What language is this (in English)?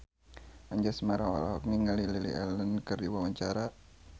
Sundanese